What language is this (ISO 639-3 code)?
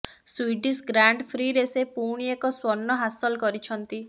ori